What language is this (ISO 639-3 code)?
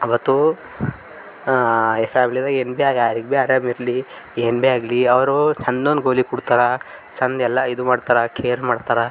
kan